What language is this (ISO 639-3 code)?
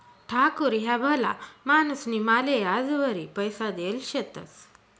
mar